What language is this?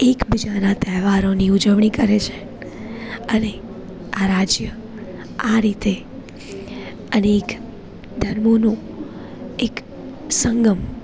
Gujarati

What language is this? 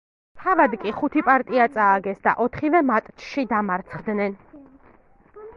Georgian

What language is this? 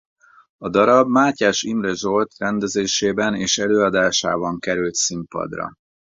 Hungarian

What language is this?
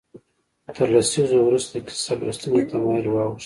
Pashto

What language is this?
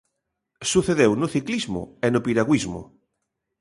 Galician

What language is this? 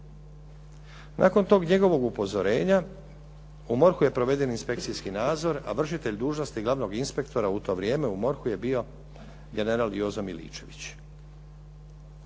Croatian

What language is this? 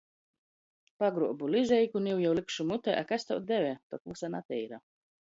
Latgalian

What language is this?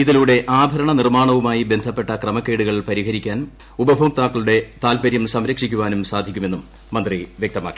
Malayalam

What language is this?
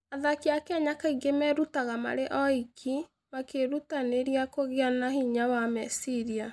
Kikuyu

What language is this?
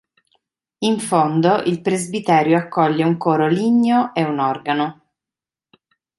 Italian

